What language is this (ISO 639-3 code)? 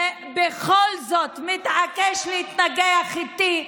heb